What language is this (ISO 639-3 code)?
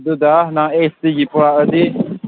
mni